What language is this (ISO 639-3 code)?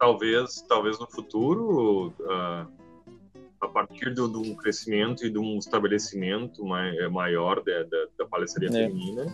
por